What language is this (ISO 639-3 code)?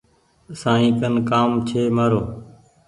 gig